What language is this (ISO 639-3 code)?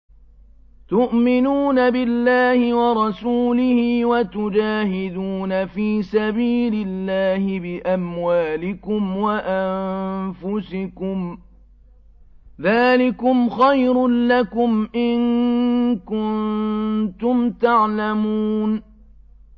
ara